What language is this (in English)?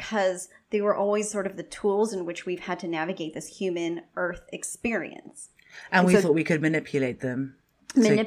English